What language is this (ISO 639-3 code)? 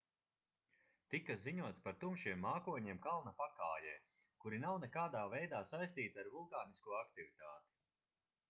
lav